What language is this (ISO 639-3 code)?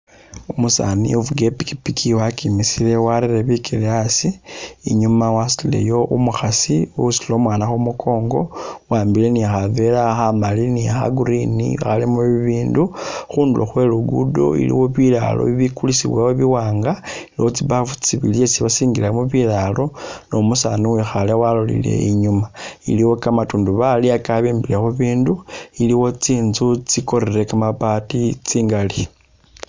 myx